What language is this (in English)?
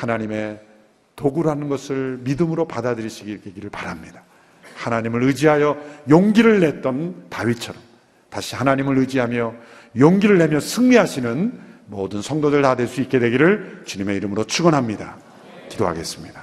Korean